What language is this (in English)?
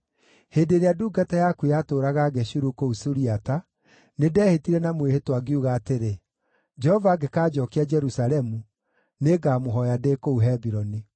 Kikuyu